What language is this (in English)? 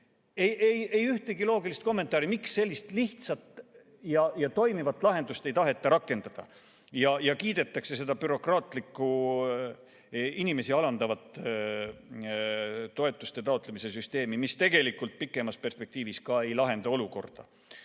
Estonian